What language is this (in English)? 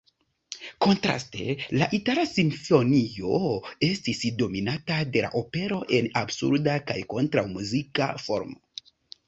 Esperanto